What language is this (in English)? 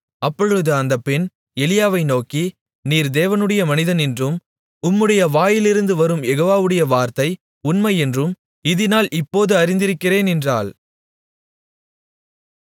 Tamil